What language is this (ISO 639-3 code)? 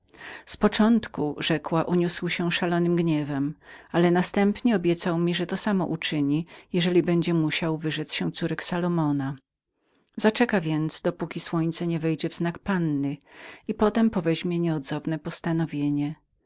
pol